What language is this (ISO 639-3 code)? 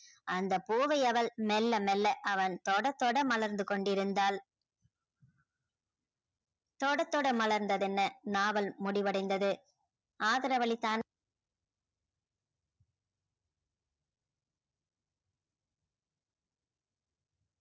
tam